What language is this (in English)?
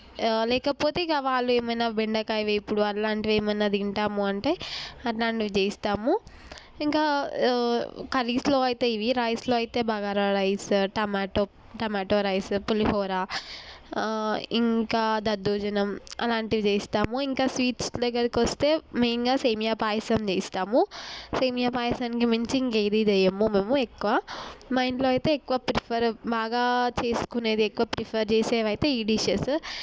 Telugu